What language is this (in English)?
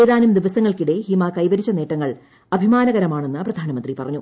Malayalam